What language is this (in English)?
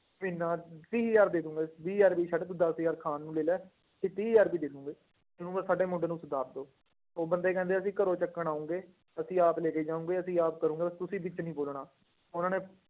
Punjabi